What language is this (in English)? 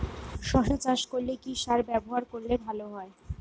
Bangla